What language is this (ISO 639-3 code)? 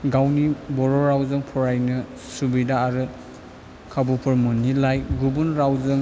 brx